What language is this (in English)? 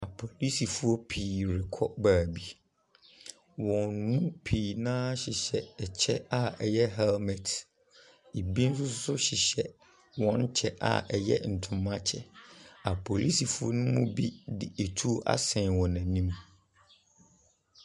Akan